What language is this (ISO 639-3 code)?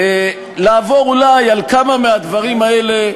heb